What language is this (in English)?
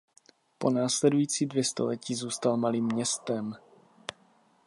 Czech